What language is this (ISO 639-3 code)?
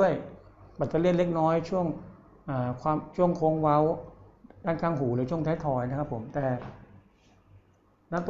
tha